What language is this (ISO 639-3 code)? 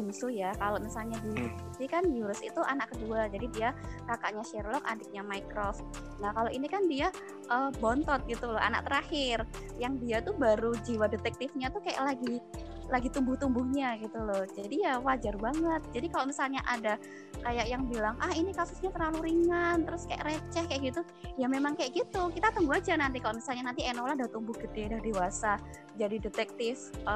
ind